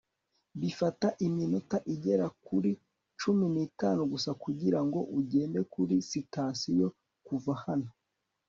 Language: Kinyarwanda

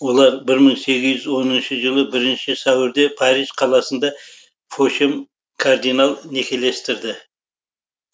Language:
Kazakh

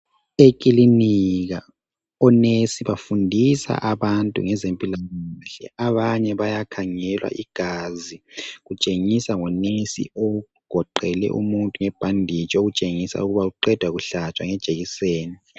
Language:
North Ndebele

